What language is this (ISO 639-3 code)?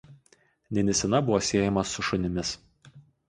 lit